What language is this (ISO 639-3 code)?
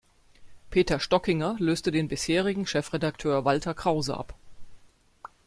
deu